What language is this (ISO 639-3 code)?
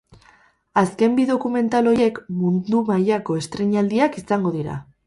eus